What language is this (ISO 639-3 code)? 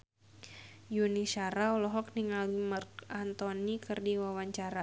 sun